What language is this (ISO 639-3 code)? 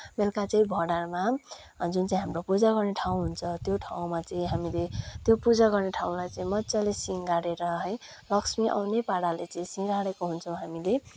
nep